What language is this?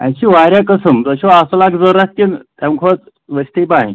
Kashmiri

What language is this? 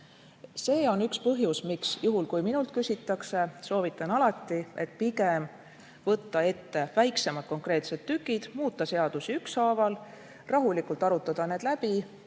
Estonian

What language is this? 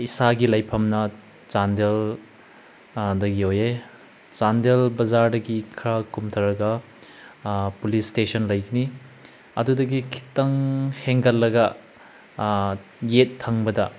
Manipuri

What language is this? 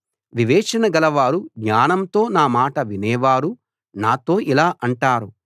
Telugu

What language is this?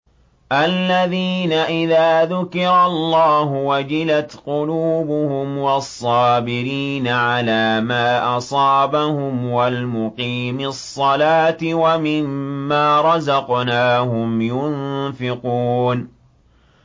Arabic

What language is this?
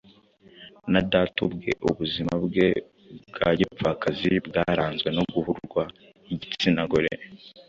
Kinyarwanda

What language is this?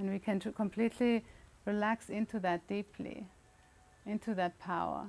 English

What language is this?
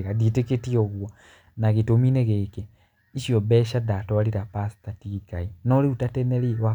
Kikuyu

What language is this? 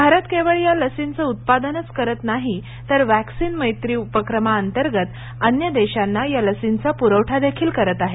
Marathi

